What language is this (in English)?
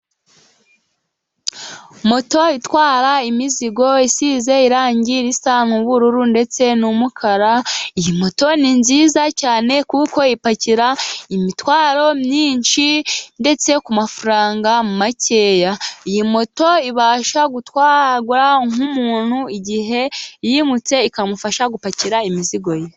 Kinyarwanda